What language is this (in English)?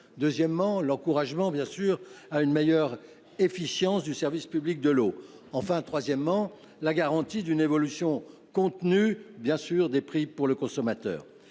French